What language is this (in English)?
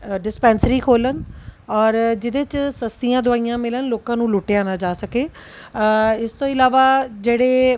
Punjabi